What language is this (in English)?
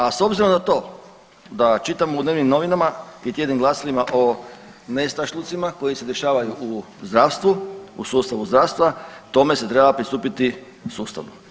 Croatian